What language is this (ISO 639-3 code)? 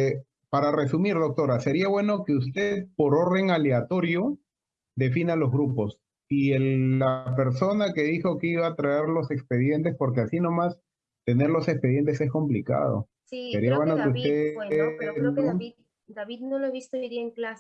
spa